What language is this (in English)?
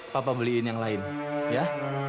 Indonesian